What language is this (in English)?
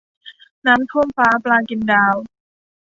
Thai